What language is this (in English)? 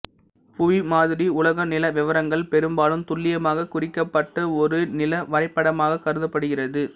Tamil